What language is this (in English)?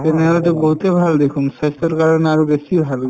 Assamese